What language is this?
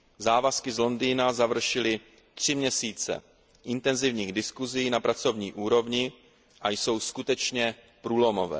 Czech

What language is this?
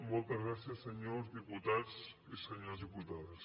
Catalan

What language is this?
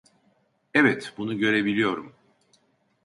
Turkish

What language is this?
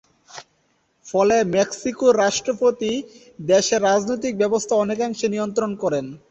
Bangla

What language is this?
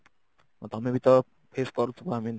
Odia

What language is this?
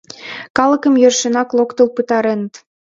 Mari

